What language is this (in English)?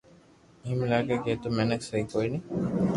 Loarki